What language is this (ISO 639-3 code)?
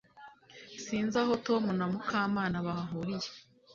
kin